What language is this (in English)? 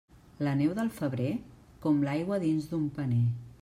Catalan